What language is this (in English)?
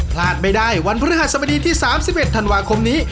Thai